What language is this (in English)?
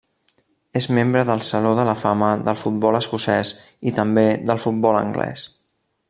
Catalan